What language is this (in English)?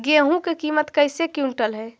Magahi